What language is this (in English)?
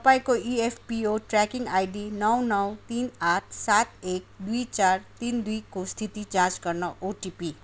Nepali